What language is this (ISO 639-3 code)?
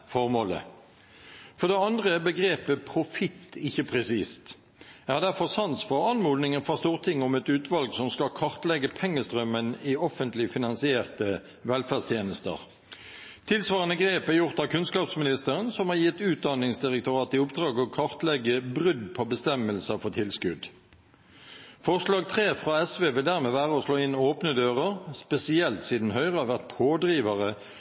nob